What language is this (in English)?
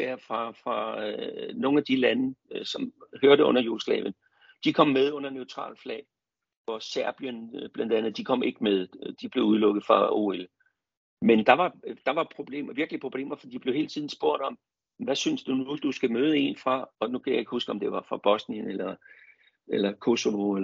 Danish